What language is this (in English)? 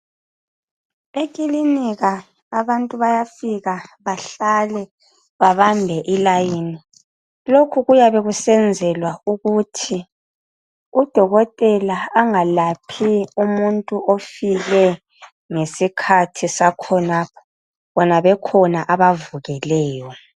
North Ndebele